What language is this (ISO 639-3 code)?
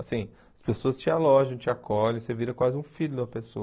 por